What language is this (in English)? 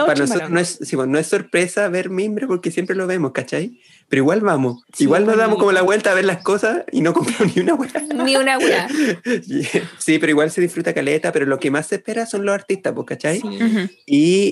Spanish